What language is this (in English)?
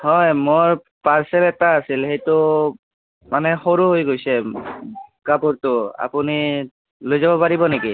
Assamese